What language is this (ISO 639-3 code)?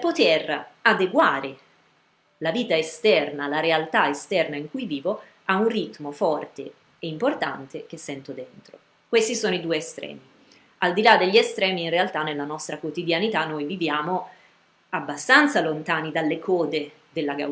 ita